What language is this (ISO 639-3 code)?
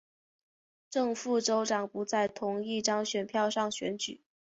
zho